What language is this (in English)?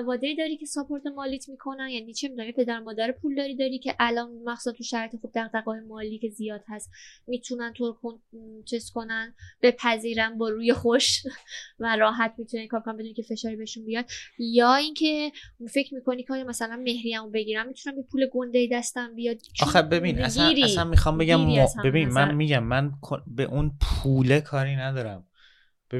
Persian